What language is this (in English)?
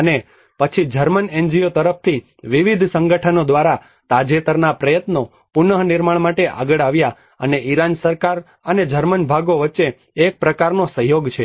Gujarati